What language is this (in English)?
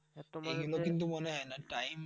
Bangla